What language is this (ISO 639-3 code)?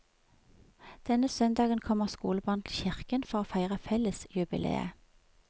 nor